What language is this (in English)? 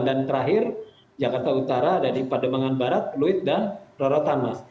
Indonesian